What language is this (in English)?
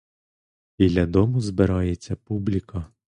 Ukrainian